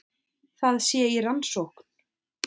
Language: Icelandic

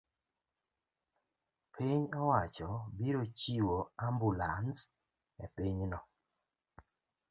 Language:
Luo (Kenya and Tanzania)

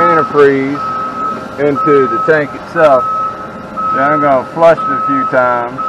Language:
English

